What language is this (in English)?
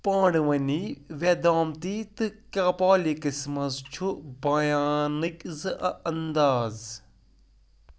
Kashmiri